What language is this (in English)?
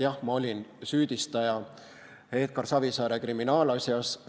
Estonian